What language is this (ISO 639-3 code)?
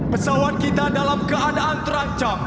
ind